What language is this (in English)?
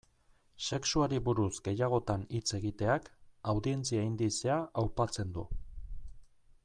Basque